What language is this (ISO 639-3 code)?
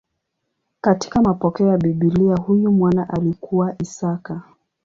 swa